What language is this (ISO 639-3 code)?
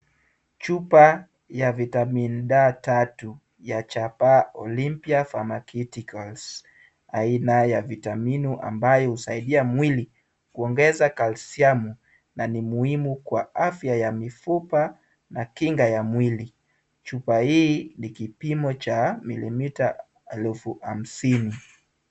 swa